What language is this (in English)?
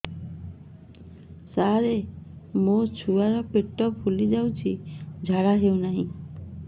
Odia